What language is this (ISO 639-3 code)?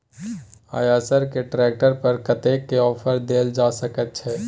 mai